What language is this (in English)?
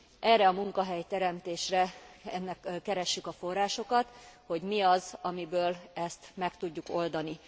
Hungarian